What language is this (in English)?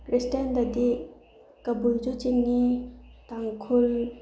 Manipuri